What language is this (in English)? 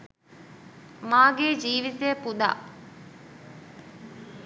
Sinhala